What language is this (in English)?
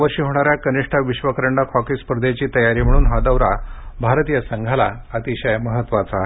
Marathi